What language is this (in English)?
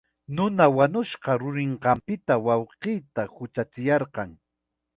Chiquián Ancash Quechua